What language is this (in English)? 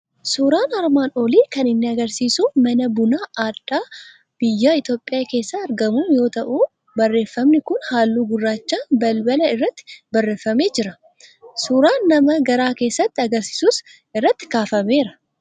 Oromo